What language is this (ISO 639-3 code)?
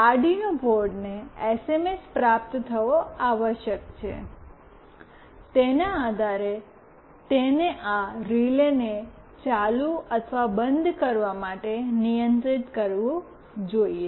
guj